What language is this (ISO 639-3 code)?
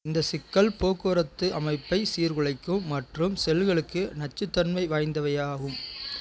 tam